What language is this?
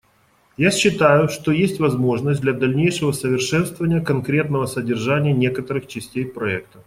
Russian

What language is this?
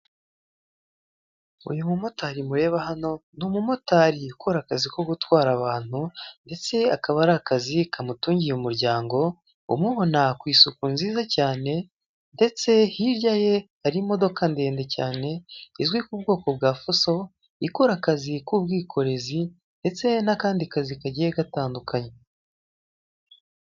Kinyarwanda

